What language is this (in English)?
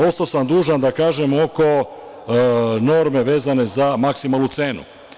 Serbian